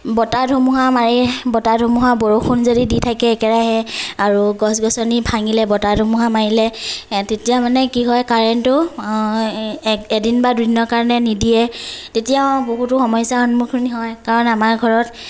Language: Assamese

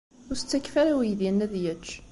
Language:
Kabyle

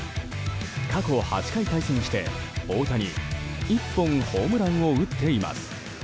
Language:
Japanese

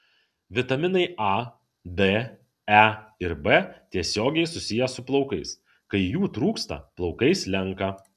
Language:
Lithuanian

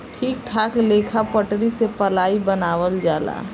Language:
Bhojpuri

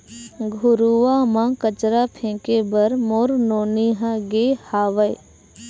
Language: Chhattisgarhi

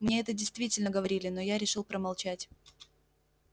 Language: Russian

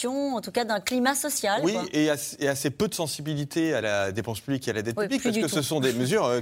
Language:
French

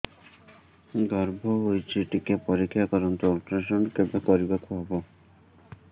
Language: Odia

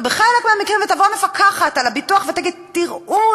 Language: Hebrew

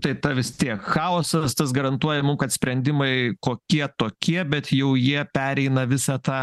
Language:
Lithuanian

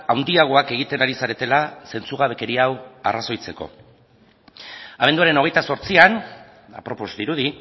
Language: Basque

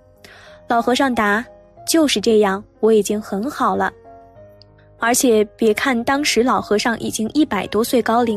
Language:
Chinese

